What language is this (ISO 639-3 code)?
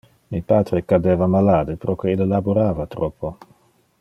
ina